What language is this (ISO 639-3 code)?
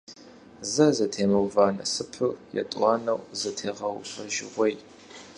kbd